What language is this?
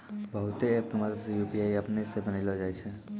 Maithili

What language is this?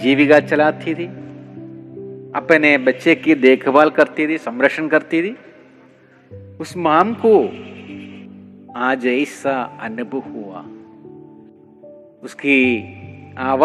Malayalam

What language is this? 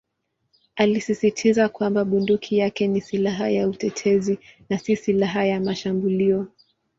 Swahili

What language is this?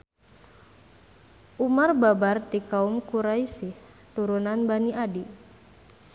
Sundanese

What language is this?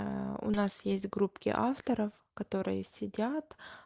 Russian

